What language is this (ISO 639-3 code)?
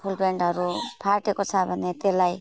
nep